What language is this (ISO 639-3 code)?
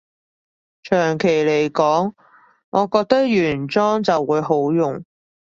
yue